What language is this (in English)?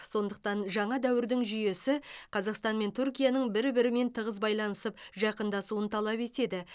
Kazakh